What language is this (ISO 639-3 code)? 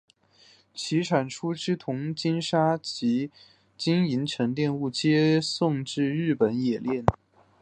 zho